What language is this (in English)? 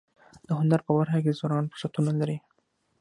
Pashto